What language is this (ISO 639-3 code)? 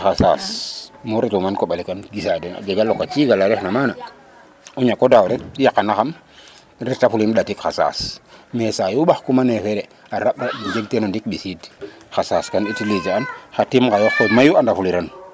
srr